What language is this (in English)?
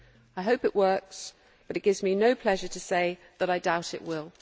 English